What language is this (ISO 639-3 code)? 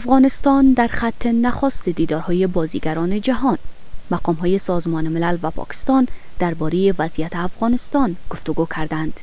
fas